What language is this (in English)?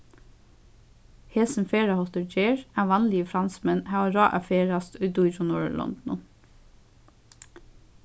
Faroese